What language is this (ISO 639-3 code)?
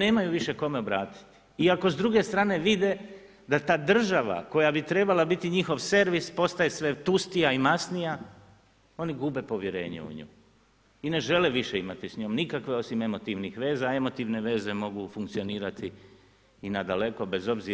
hrv